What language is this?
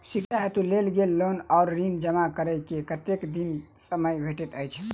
Maithili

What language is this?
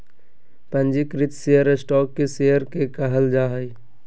Magahi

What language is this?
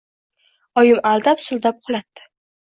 Uzbek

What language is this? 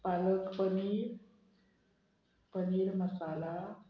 Konkani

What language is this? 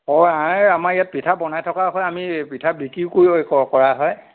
Assamese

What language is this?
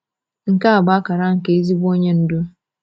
Igbo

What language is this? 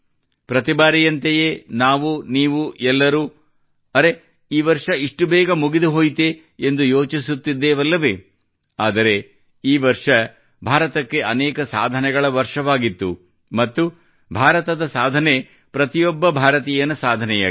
Kannada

